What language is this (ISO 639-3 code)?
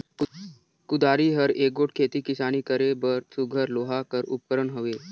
hne